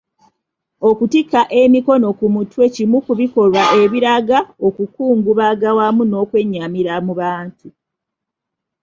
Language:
Ganda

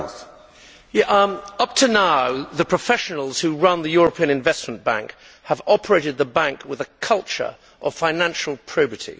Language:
English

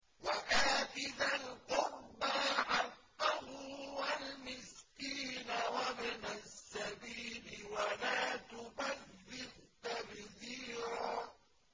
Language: Arabic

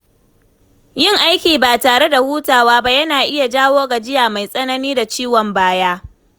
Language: Hausa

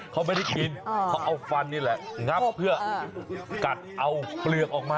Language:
Thai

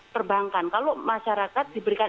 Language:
Indonesian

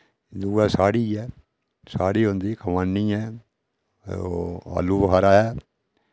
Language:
Dogri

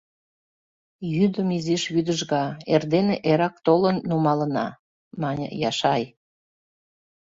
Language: Mari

